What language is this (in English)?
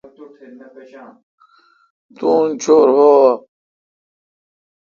Kalkoti